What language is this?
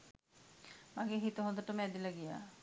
Sinhala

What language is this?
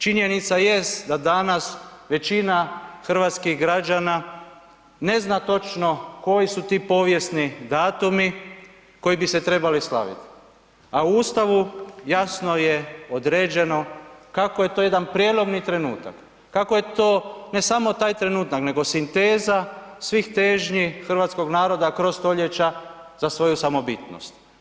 Croatian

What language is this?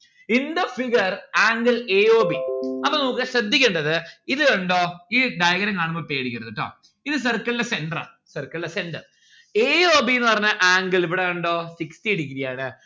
Malayalam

